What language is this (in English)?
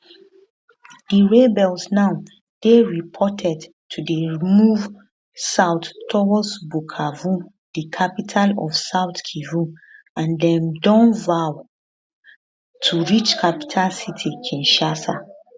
Nigerian Pidgin